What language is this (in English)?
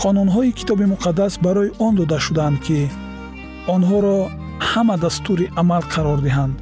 Persian